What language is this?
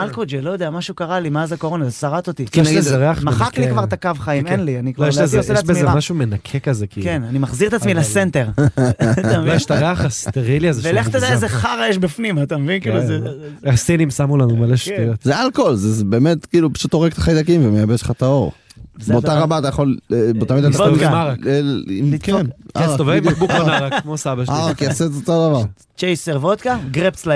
Hebrew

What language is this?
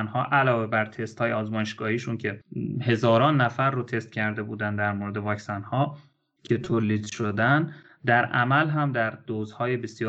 Persian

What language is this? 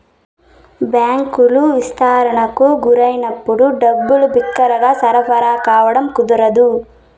Telugu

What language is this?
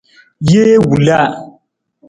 Nawdm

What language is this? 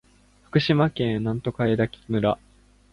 Japanese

